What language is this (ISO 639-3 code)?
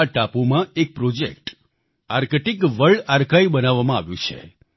guj